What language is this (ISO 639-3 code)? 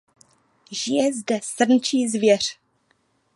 ces